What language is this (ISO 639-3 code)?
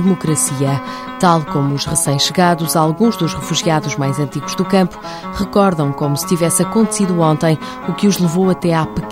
por